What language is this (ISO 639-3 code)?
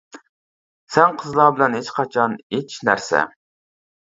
uig